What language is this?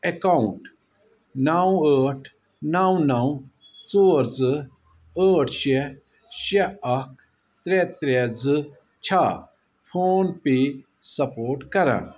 Kashmiri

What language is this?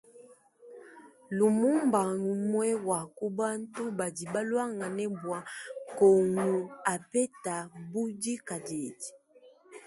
Luba-Lulua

